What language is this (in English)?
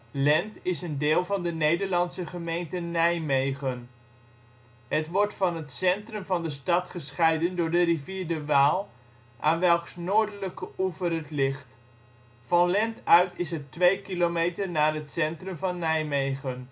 Dutch